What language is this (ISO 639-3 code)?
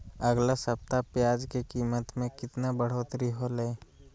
mag